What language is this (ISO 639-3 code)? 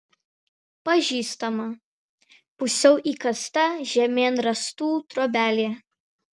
lit